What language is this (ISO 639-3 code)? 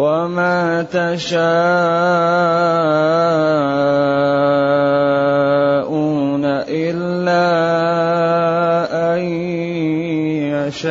ara